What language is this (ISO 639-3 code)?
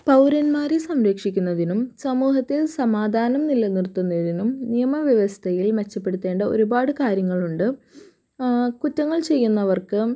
mal